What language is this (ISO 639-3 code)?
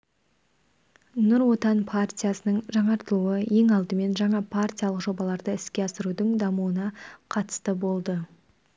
kaz